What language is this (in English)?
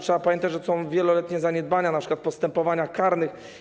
Polish